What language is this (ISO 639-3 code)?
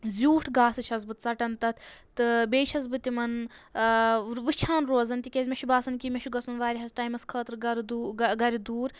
kas